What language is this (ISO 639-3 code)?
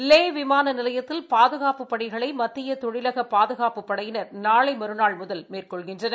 tam